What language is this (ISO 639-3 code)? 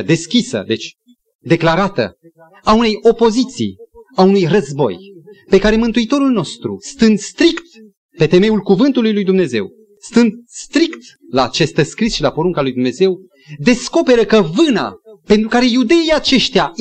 ron